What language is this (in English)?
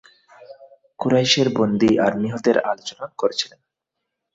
Bangla